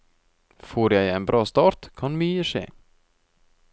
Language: Norwegian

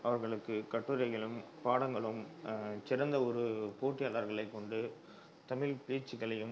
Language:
Tamil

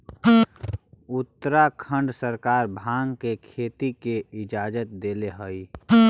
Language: Magahi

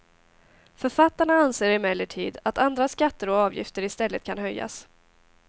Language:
Swedish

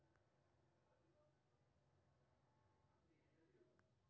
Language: Maithili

